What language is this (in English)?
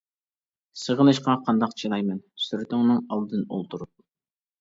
Uyghur